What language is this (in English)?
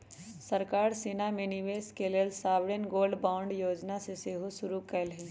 Magahi